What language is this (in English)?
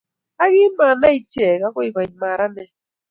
Kalenjin